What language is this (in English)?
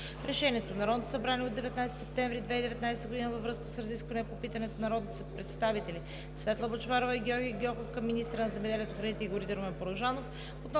Bulgarian